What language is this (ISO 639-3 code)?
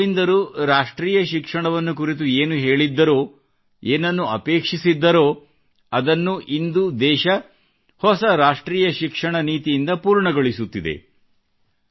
kan